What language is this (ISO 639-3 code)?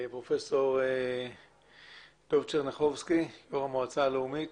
heb